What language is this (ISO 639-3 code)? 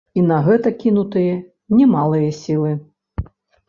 bel